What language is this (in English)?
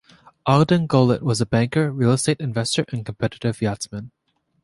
English